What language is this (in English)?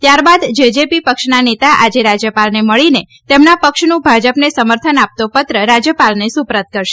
Gujarati